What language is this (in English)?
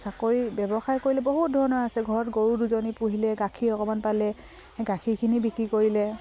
Assamese